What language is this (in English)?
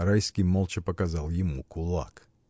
Russian